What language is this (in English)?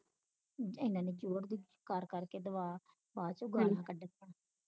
Punjabi